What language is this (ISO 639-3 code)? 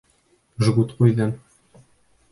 bak